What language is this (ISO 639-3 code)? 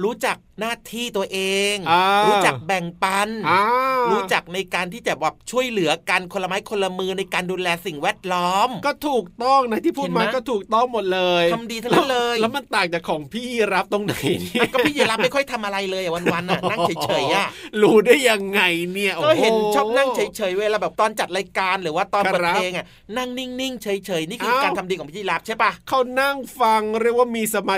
tha